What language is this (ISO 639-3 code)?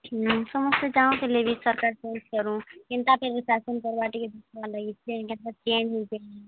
ori